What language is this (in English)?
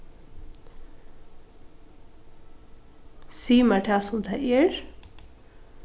Faroese